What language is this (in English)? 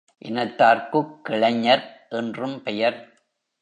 Tamil